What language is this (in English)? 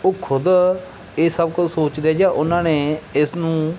Punjabi